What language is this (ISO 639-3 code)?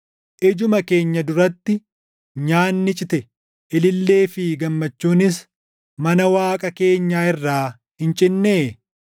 orm